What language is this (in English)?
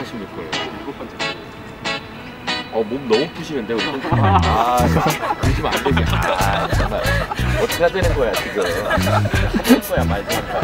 Korean